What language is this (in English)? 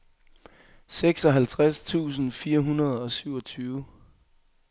Danish